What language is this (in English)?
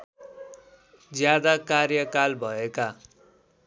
Nepali